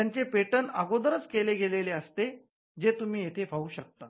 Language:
Marathi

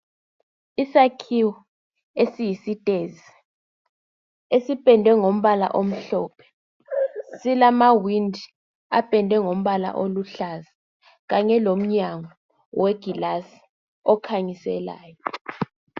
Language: North Ndebele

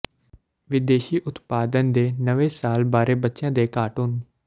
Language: Punjabi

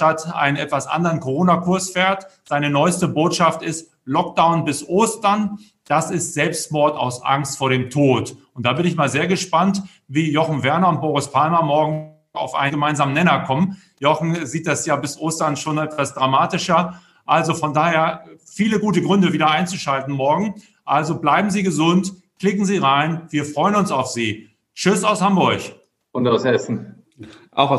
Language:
German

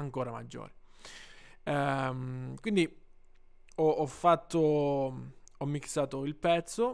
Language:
Italian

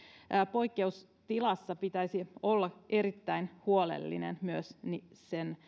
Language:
Finnish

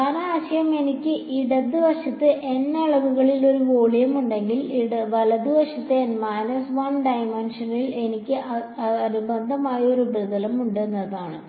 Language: Malayalam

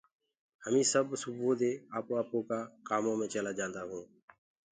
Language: Gurgula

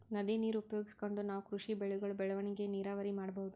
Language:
Kannada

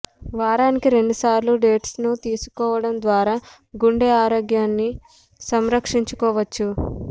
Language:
Telugu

